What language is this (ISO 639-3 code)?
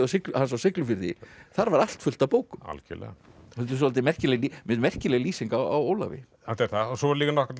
isl